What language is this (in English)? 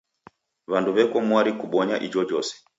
Taita